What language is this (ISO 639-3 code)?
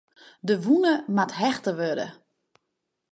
fry